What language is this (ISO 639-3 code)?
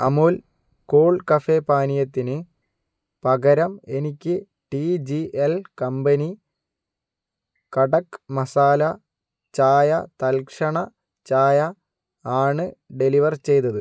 mal